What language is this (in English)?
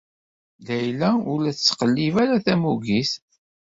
Kabyle